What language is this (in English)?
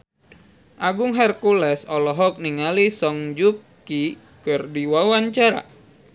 Sundanese